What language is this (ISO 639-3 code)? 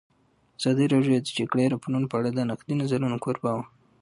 pus